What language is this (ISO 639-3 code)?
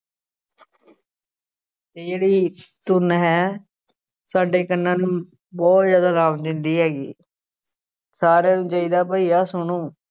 pan